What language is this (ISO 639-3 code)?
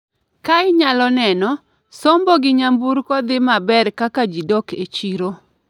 luo